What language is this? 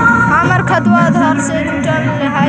Magahi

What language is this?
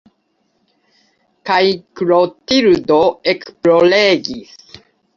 Esperanto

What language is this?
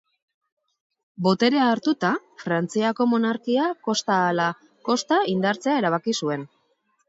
Basque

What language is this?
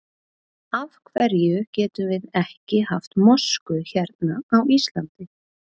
Icelandic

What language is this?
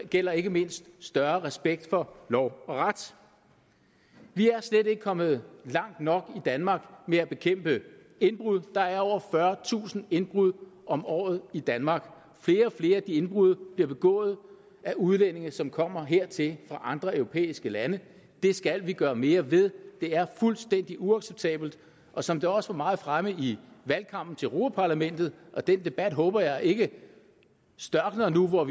Danish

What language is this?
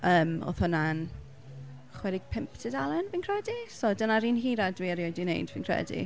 Welsh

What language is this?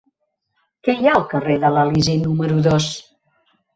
Catalan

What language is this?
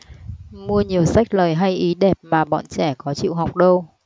Vietnamese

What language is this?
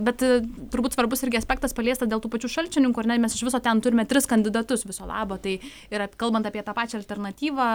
Lithuanian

